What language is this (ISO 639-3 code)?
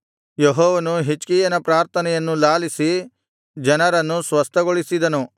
kan